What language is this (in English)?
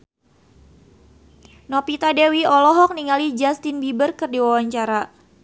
Sundanese